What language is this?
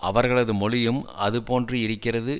Tamil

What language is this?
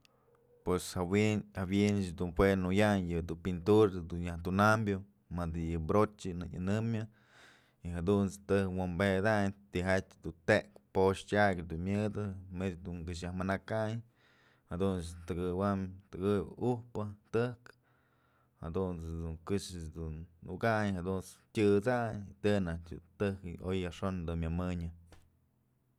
Mazatlán Mixe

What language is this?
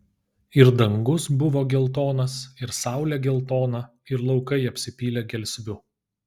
Lithuanian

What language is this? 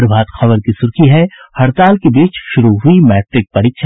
Hindi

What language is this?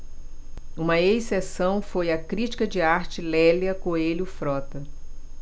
Portuguese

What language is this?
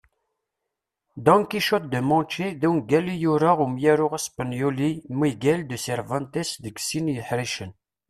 Kabyle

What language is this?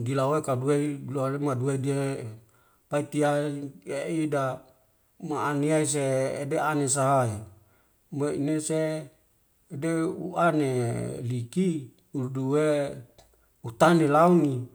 Wemale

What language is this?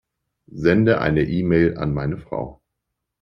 German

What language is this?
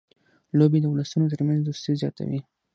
Pashto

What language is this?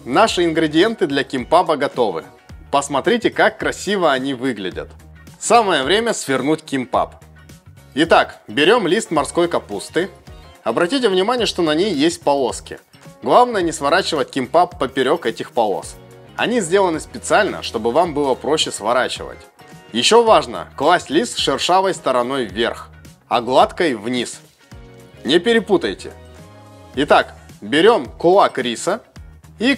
Russian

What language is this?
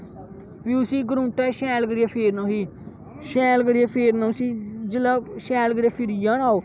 Dogri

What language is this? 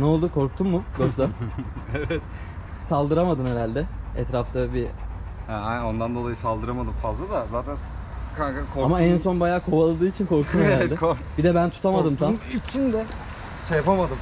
Turkish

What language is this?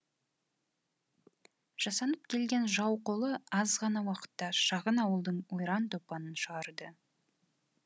Kazakh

